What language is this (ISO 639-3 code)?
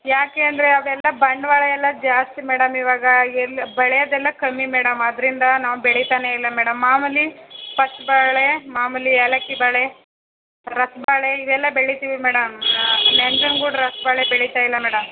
kan